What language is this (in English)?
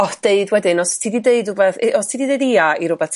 Welsh